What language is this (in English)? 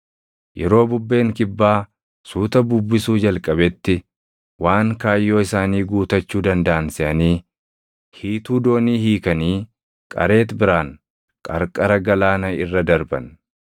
Oromo